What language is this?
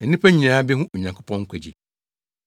Akan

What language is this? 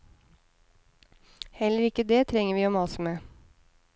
Norwegian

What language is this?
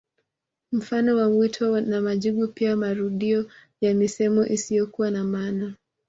Swahili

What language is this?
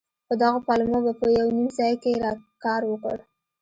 Pashto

